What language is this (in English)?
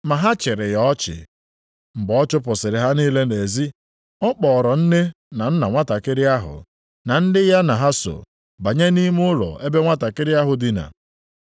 Igbo